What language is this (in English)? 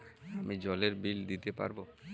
Bangla